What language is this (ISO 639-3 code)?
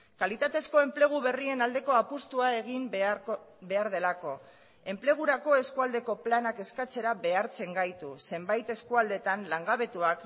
eus